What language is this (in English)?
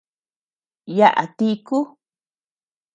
Tepeuxila Cuicatec